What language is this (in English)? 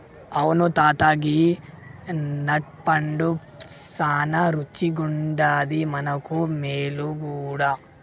Telugu